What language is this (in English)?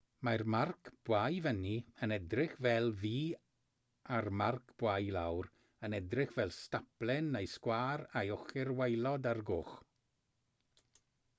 Welsh